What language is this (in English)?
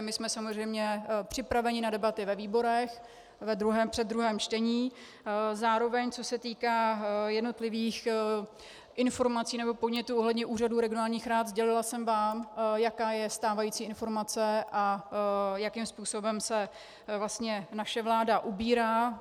Czech